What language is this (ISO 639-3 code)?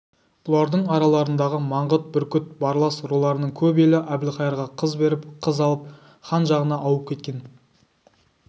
kaz